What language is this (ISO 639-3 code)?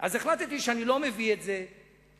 heb